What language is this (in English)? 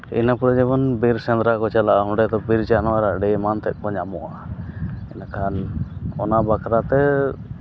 Santali